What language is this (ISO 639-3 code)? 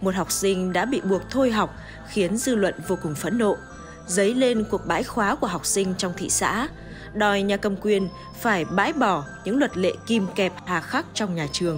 vie